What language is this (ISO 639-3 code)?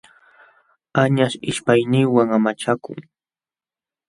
qxw